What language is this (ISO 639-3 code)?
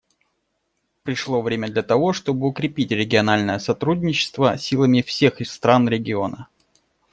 rus